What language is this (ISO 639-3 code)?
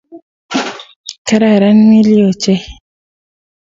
kln